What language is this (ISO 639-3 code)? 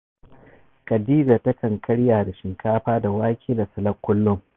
hau